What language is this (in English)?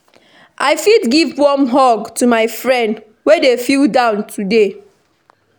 Nigerian Pidgin